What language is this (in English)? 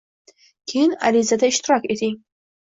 Uzbek